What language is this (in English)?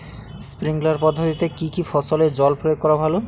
Bangla